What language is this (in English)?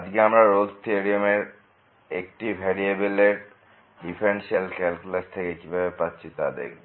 Bangla